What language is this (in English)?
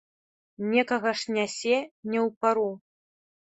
Belarusian